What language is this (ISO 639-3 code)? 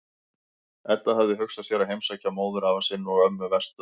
isl